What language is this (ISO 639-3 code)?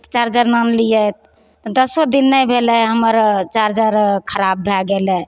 mai